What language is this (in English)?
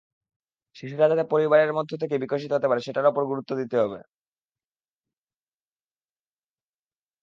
Bangla